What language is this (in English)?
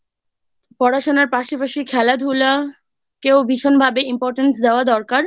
Bangla